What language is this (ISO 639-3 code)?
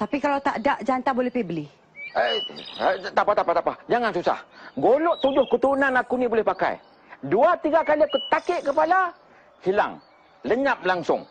msa